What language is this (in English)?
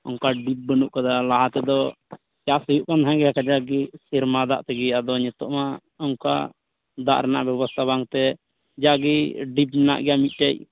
Santali